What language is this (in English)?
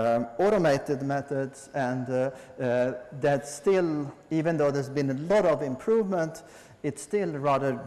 English